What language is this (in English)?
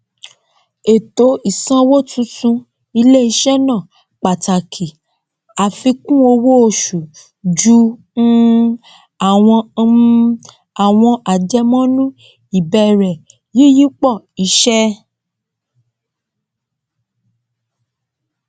Yoruba